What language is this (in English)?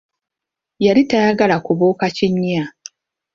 Ganda